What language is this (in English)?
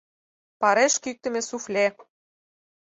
Mari